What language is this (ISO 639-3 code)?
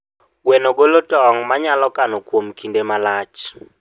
luo